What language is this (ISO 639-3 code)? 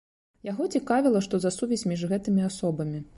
bel